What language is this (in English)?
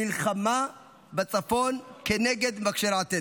Hebrew